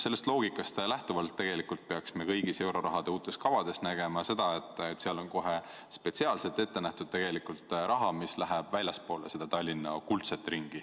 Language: Estonian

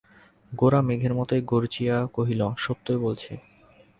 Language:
Bangla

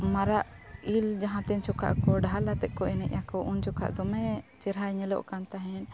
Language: Santali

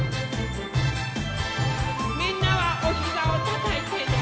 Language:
Japanese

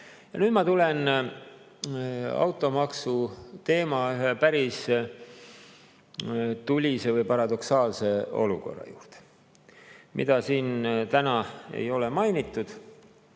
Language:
Estonian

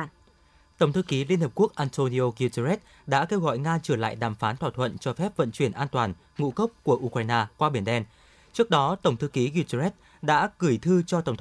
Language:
Vietnamese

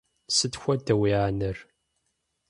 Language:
Kabardian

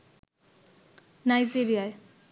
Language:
Bangla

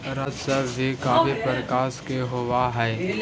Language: Magahi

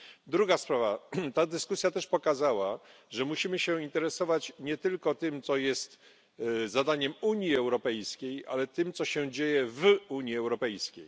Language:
Polish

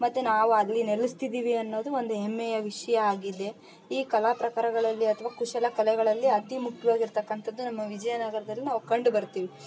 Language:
Kannada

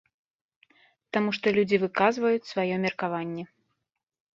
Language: Belarusian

